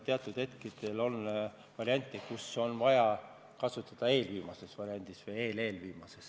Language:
Estonian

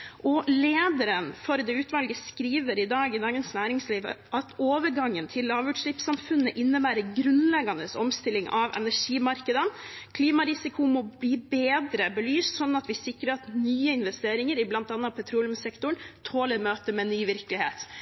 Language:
Norwegian Bokmål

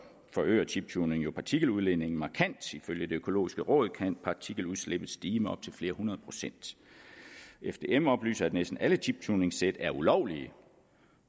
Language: Danish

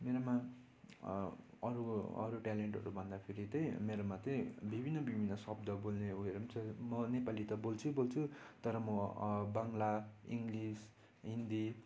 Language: Nepali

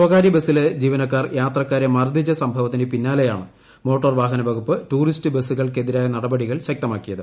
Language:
Malayalam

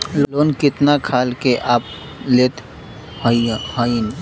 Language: Bhojpuri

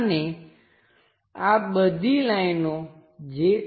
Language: Gujarati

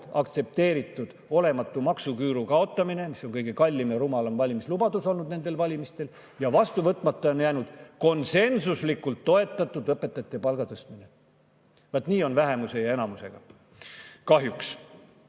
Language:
Estonian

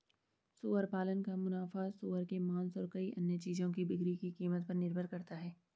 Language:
Hindi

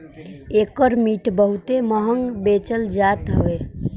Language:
Bhojpuri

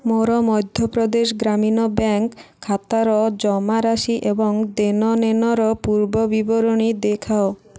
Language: Odia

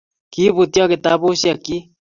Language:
Kalenjin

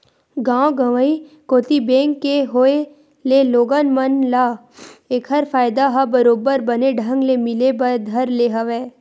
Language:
Chhattisgarhi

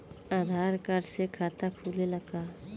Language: Bhojpuri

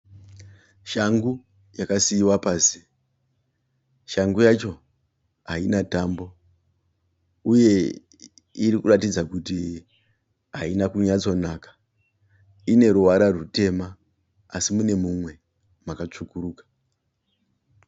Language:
Shona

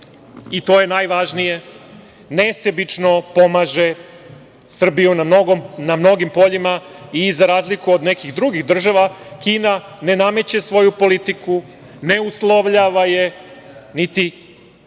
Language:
Serbian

